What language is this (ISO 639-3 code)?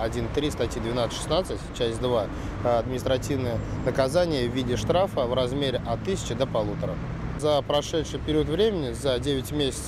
rus